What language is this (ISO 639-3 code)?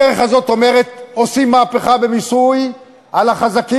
heb